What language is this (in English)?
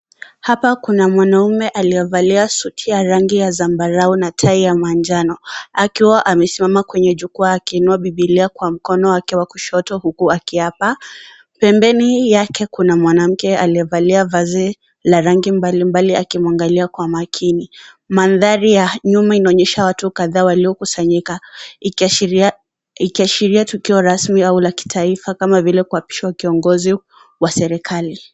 Swahili